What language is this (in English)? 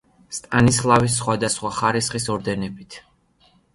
Georgian